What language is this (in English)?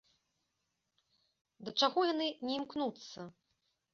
Belarusian